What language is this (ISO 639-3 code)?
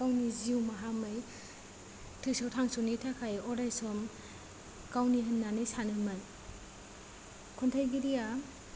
brx